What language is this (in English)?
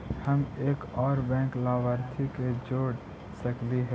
Magahi